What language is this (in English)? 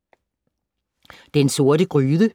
Danish